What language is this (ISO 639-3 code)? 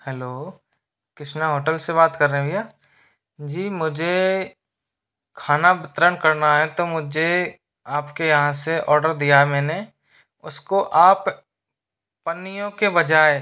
hin